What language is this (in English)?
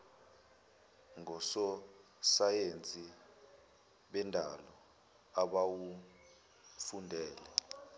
Zulu